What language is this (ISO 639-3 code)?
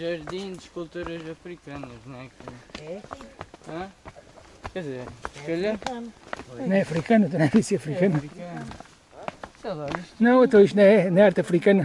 por